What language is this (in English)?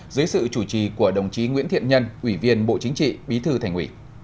Vietnamese